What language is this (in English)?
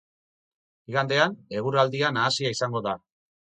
Basque